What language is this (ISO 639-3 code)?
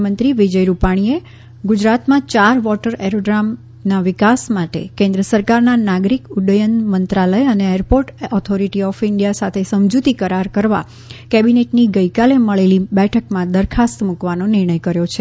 guj